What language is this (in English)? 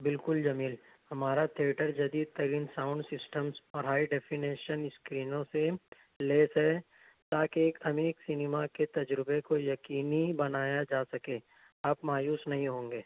Urdu